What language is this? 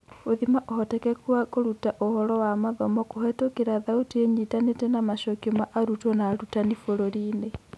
Kikuyu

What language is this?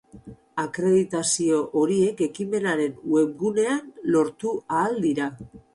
Basque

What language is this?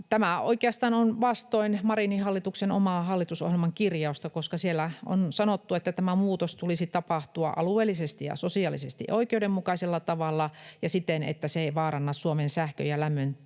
Finnish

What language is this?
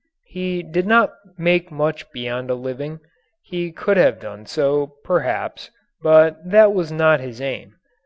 English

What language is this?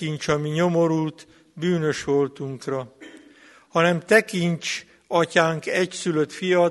Hungarian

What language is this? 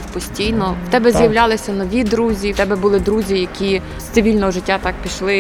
Ukrainian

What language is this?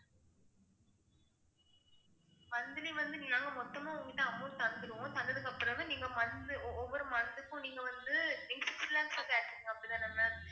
Tamil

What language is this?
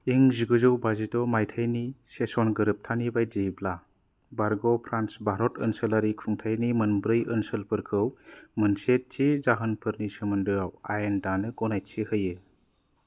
Bodo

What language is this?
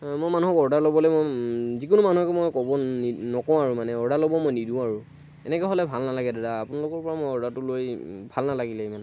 Assamese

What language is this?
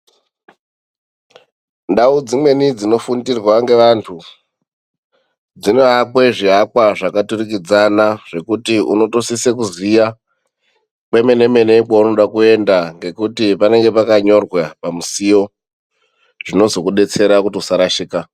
Ndau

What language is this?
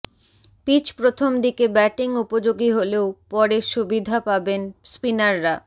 Bangla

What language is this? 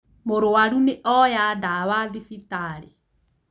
Kikuyu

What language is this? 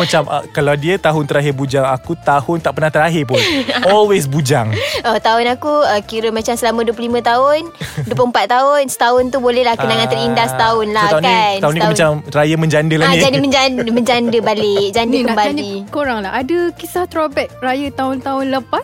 Malay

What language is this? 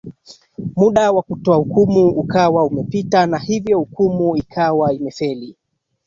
Swahili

